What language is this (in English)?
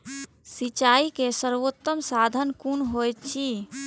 Maithili